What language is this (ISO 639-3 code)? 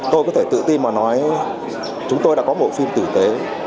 vie